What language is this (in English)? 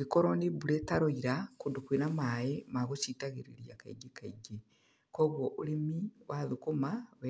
Kikuyu